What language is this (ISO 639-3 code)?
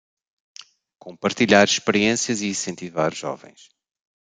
por